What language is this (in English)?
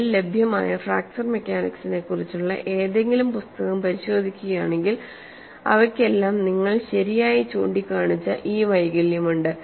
Malayalam